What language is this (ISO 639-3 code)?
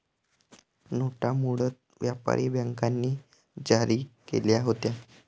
mar